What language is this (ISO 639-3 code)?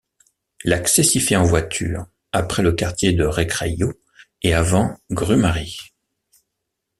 fra